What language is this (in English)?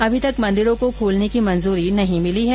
Hindi